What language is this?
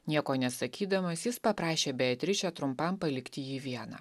Lithuanian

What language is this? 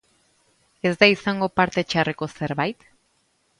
Basque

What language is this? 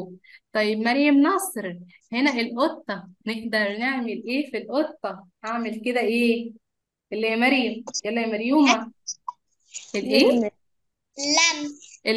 Arabic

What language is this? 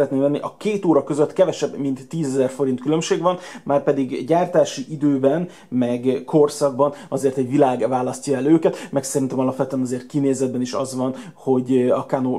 Hungarian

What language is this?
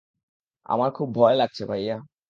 Bangla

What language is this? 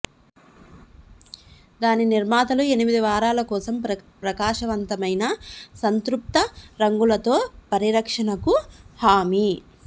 Telugu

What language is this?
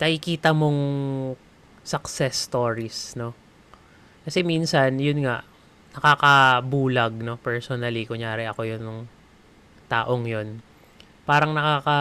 Filipino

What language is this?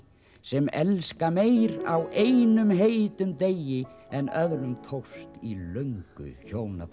Icelandic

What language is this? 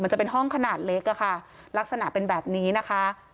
Thai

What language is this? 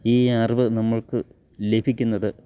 Malayalam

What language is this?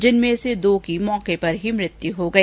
Hindi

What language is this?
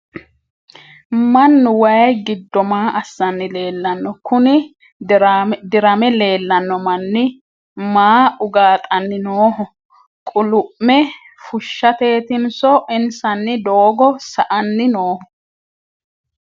Sidamo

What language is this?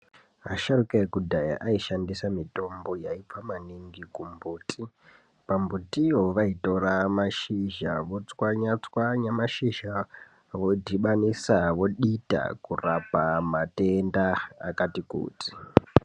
Ndau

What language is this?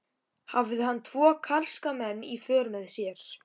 Icelandic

